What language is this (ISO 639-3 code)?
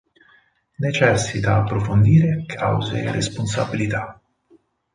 ita